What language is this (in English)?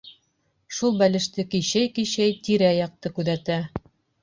Bashkir